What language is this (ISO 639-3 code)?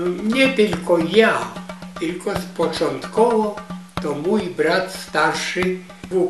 pol